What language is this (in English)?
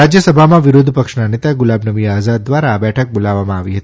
Gujarati